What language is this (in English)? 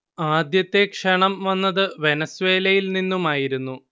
Malayalam